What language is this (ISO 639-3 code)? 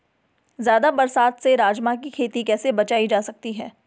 hin